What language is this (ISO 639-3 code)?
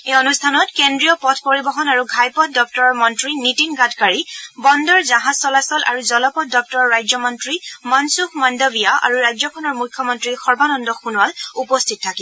asm